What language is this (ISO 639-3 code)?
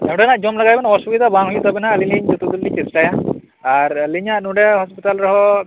sat